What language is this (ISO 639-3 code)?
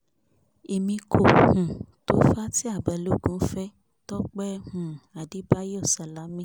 yor